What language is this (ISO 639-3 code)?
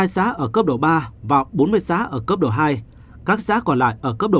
vie